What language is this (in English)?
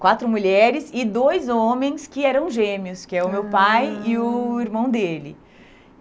Portuguese